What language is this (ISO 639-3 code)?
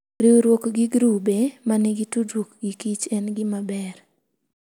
luo